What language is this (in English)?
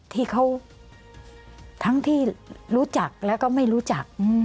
Thai